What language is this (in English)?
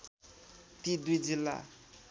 Nepali